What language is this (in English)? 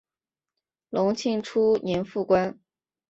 Chinese